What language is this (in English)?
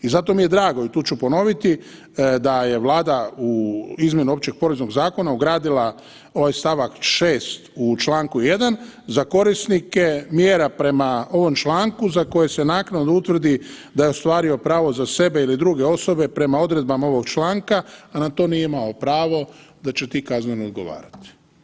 Croatian